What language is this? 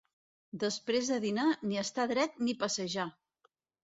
Catalan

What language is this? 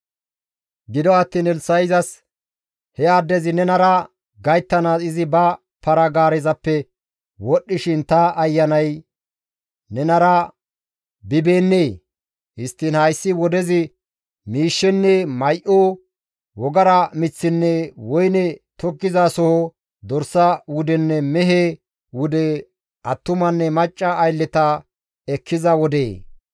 Gamo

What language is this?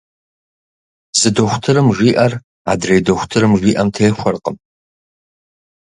Kabardian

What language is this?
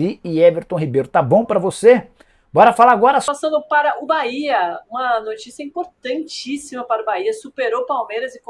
Portuguese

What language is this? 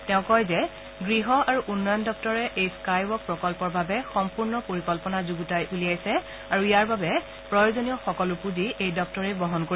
Assamese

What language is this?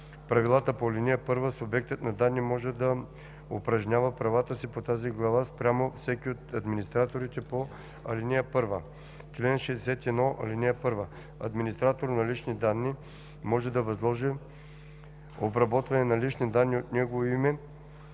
Bulgarian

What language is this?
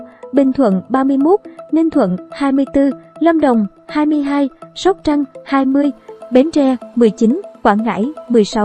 Vietnamese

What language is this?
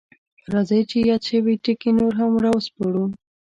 Pashto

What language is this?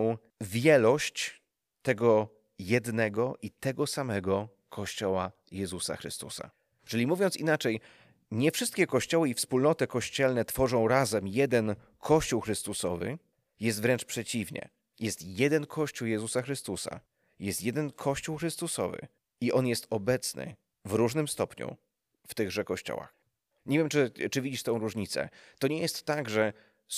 Polish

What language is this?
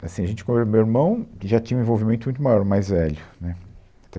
Portuguese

